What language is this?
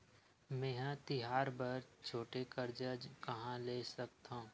Chhattisgarhi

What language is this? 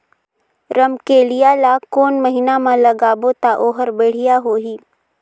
Chhattisgarhi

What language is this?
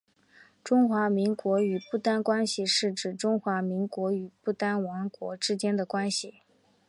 Chinese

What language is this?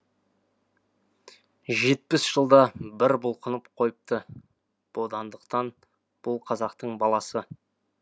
Kazakh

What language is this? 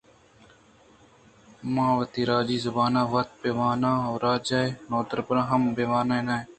Eastern Balochi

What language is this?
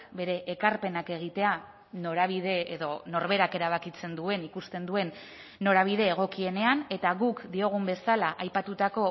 Basque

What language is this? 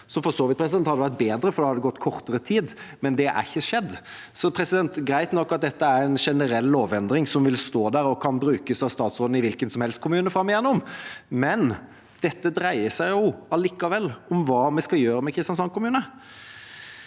Norwegian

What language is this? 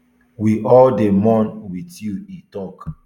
Nigerian Pidgin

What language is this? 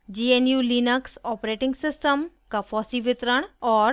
Hindi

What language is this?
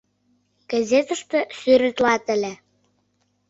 Mari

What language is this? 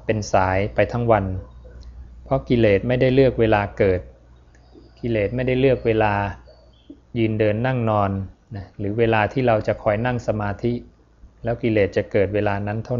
Thai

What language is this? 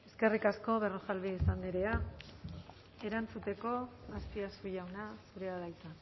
Basque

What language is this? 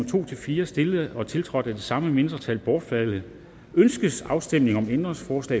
Danish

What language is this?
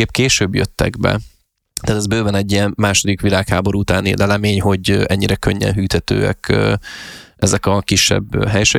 Hungarian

